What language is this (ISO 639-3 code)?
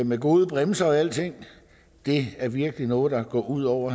dan